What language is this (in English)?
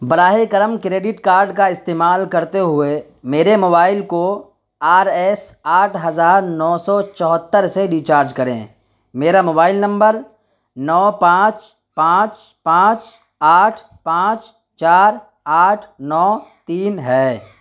Urdu